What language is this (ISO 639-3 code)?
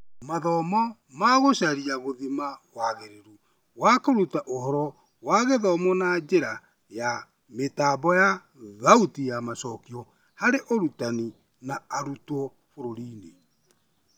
kik